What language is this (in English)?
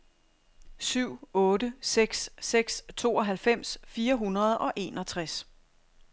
Danish